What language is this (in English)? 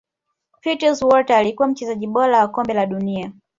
Swahili